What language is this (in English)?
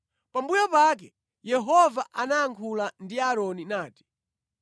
Nyanja